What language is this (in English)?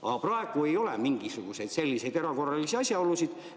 Estonian